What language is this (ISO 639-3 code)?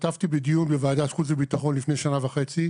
heb